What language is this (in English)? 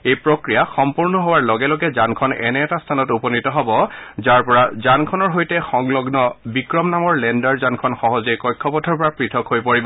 Assamese